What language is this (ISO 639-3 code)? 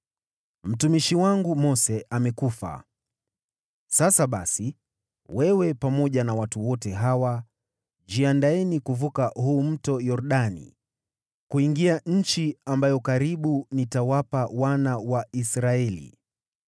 swa